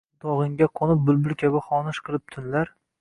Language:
Uzbek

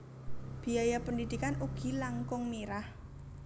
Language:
Javanese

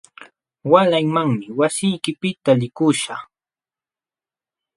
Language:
Jauja Wanca Quechua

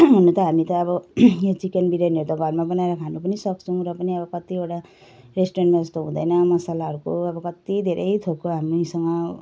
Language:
Nepali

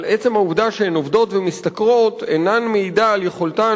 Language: Hebrew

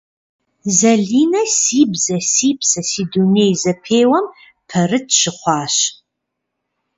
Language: Kabardian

